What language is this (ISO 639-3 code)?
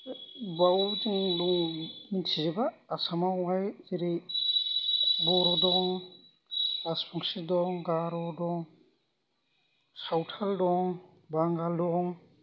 brx